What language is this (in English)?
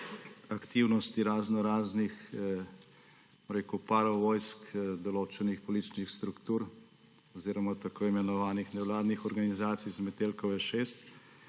Slovenian